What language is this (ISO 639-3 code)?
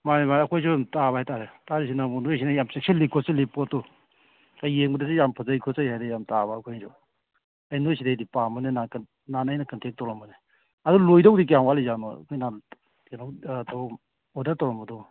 mni